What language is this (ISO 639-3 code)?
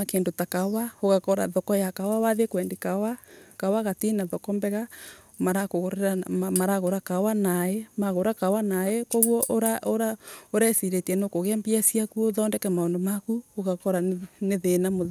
ebu